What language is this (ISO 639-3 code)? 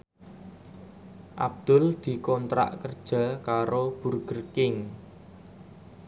jav